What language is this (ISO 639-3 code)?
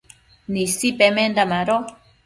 mcf